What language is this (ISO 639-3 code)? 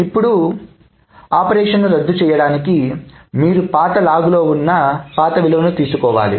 tel